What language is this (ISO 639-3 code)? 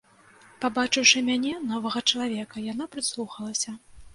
bel